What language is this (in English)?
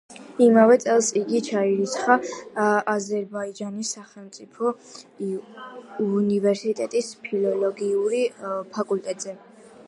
Georgian